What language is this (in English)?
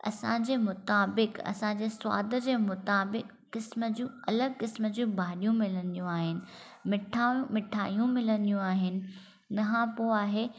Sindhi